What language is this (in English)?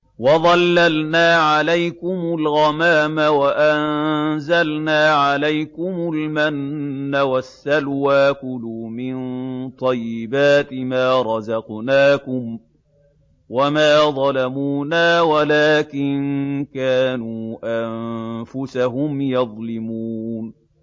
Arabic